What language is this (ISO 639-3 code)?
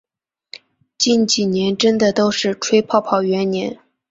zho